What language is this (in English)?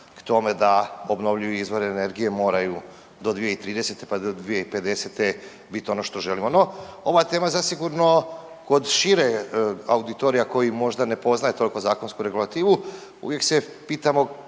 Croatian